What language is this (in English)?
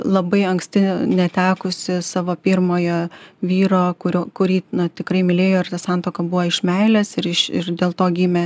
Lithuanian